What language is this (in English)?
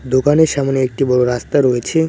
Bangla